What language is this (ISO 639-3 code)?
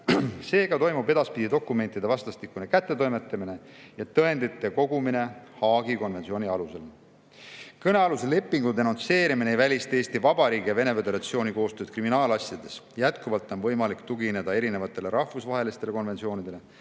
est